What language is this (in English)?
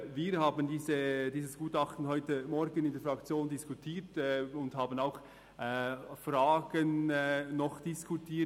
Swiss German